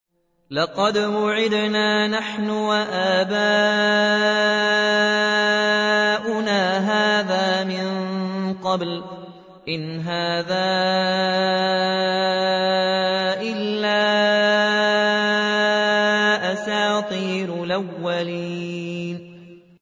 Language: Arabic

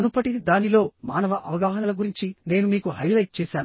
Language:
Telugu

